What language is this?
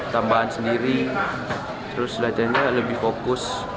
Indonesian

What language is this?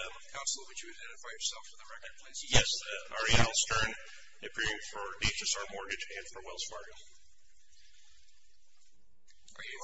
English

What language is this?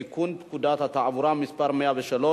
Hebrew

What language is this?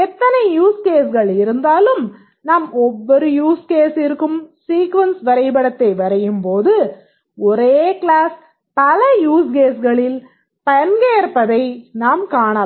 Tamil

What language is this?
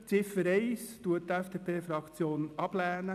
Swiss German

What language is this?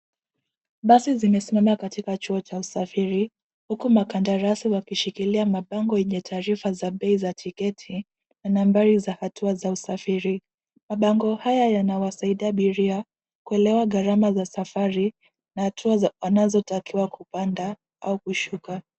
Swahili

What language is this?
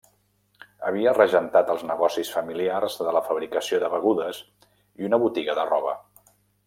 Catalan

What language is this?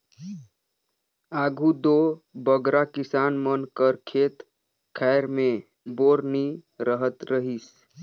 Chhattisgarhi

